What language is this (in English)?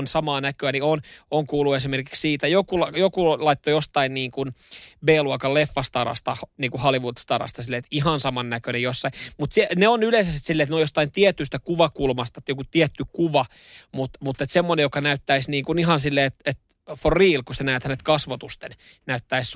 Finnish